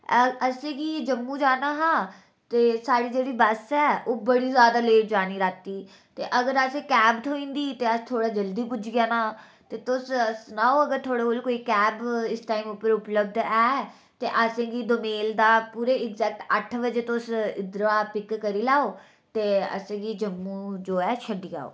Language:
Dogri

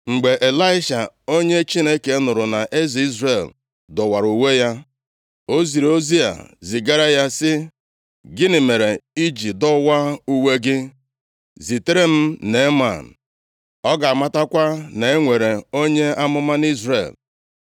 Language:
Igbo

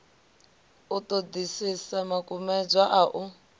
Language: Venda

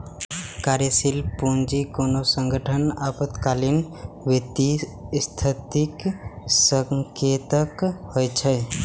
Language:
Maithili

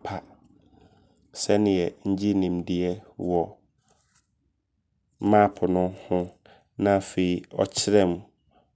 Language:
Abron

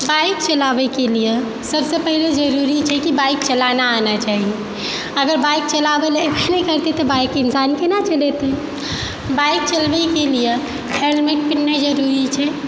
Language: Maithili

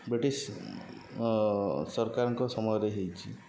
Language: Odia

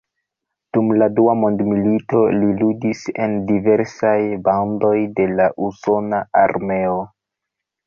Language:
Esperanto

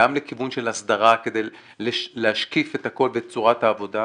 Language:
Hebrew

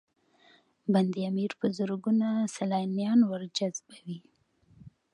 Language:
Pashto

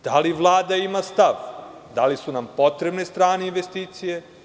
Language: Serbian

